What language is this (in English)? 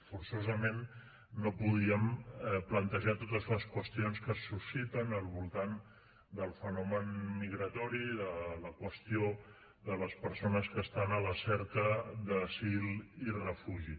Catalan